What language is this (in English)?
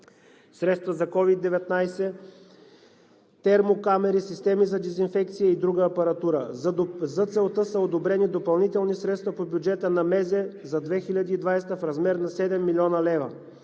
Bulgarian